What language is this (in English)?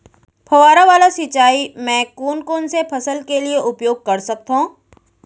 Chhattisgarhi